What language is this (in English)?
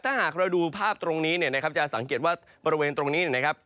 Thai